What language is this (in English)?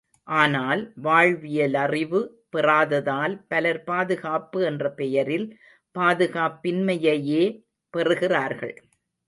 Tamil